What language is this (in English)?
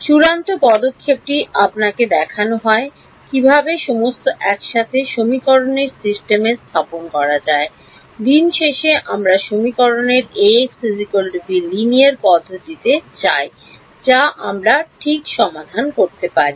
Bangla